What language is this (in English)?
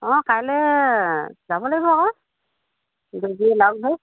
Assamese